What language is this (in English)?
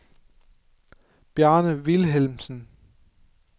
Danish